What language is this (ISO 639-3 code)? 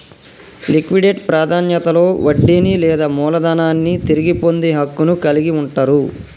tel